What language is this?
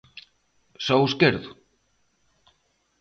Galician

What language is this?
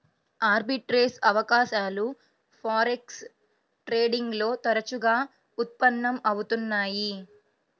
Telugu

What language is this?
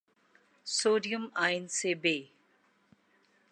Urdu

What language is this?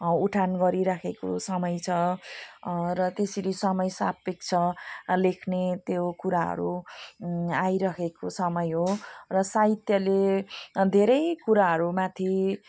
Nepali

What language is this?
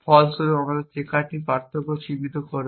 Bangla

